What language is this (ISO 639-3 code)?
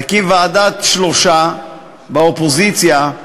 heb